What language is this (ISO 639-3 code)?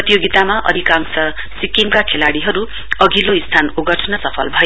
nep